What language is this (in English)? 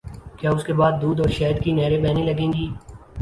Urdu